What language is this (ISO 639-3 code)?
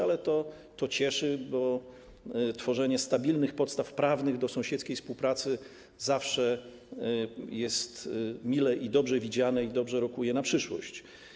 pol